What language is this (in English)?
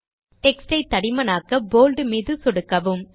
Tamil